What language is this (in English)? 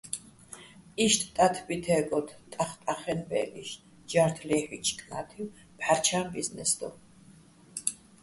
Bats